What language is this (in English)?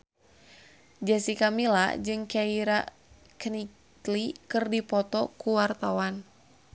Sundanese